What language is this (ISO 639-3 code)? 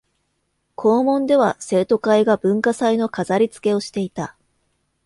jpn